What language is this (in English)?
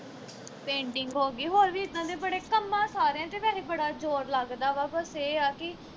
Punjabi